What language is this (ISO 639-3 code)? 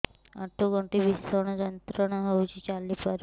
ori